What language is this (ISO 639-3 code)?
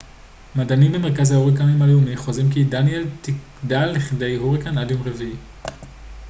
heb